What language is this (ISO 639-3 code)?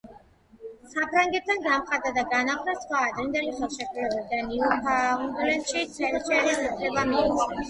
kat